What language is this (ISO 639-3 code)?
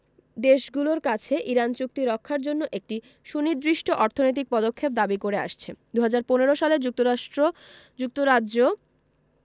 ben